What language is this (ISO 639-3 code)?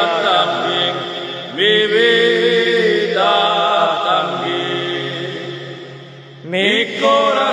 ron